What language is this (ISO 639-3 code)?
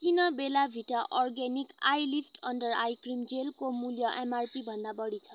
nep